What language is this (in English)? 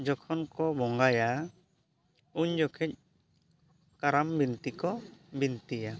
Santali